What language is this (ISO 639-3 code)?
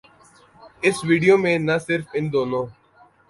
urd